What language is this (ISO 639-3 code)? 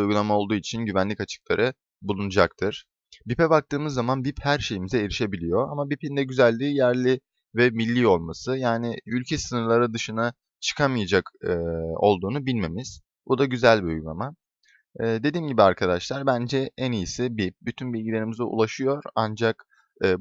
tur